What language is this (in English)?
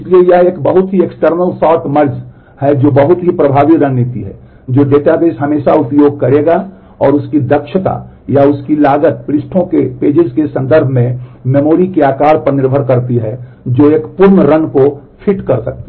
Hindi